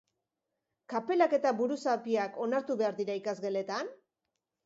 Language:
Basque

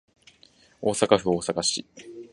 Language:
Japanese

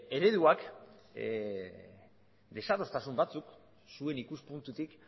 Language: Basque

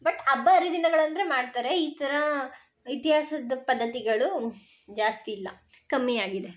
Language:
Kannada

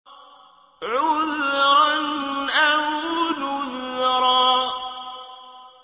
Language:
Arabic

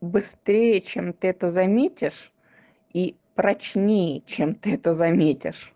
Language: Russian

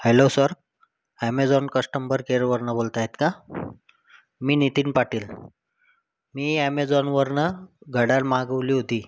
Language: Marathi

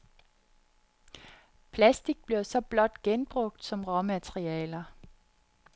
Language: Danish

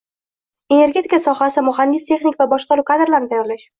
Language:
Uzbek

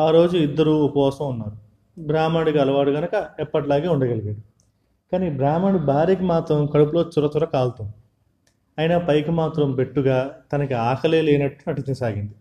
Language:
Telugu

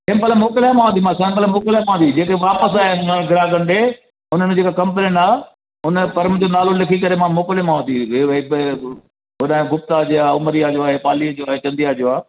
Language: Sindhi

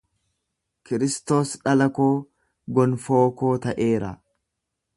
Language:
Oromo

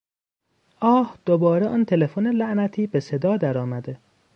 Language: Persian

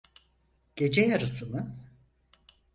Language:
Turkish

